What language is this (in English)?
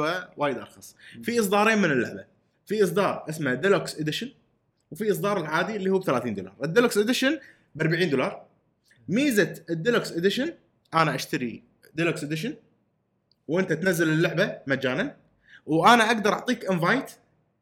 Arabic